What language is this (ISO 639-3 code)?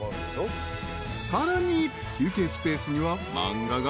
jpn